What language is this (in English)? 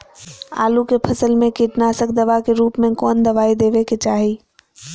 Magahi